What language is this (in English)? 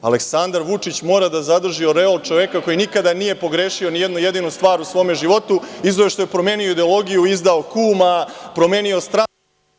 Serbian